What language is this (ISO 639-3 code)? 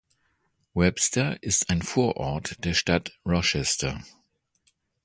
deu